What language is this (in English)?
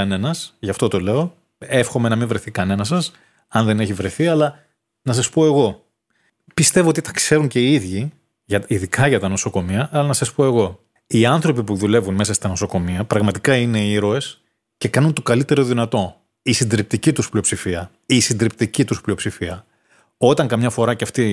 Greek